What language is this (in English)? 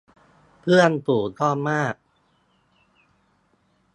Thai